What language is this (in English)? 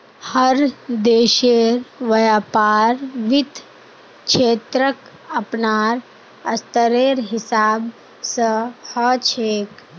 Magahi